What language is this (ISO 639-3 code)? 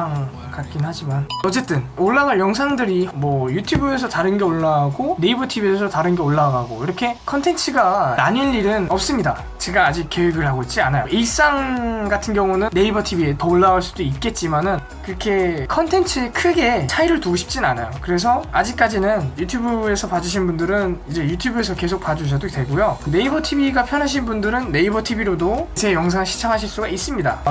kor